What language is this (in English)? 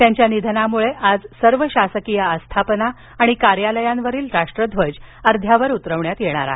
Marathi